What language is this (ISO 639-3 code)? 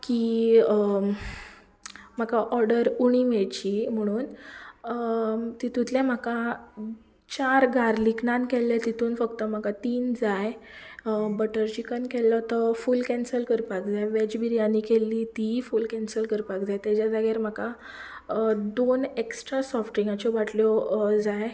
kok